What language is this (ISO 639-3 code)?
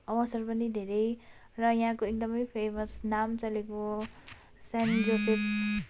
nep